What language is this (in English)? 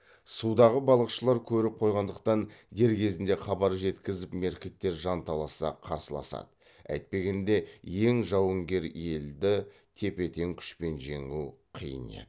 Kazakh